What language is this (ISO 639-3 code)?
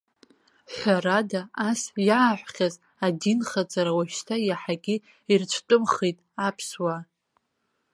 abk